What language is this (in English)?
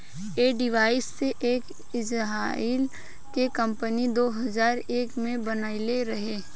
Bhojpuri